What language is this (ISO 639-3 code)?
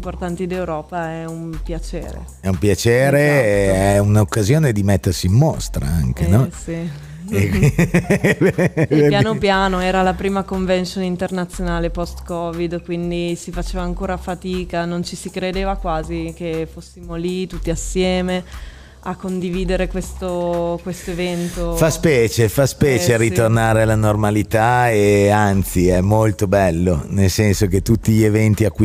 ita